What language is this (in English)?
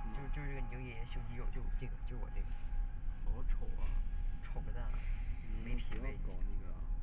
Chinese